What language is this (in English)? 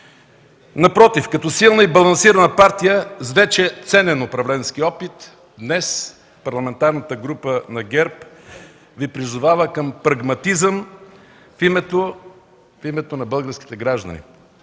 Bulgarian